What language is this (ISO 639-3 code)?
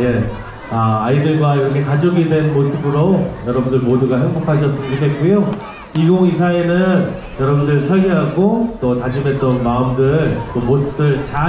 kor